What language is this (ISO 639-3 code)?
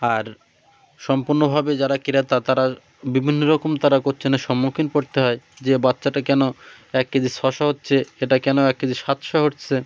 ben